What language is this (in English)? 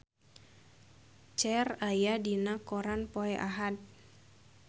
Sundanese